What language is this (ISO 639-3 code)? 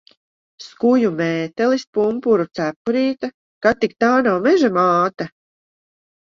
lav